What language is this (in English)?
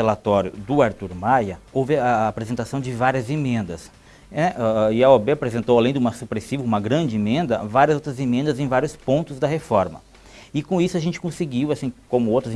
Portuguese